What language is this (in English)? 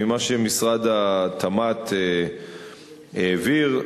Hebrew